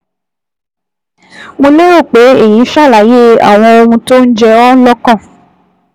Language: Yoruba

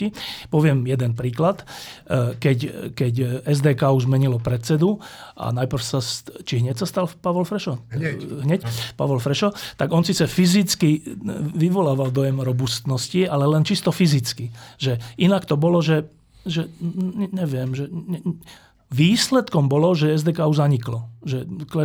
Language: Slovak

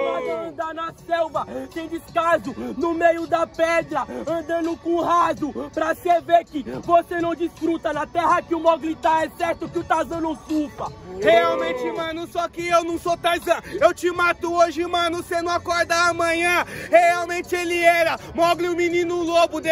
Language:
Portuguese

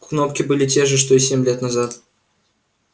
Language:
Russian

